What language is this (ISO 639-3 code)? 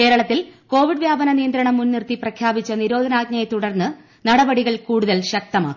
mal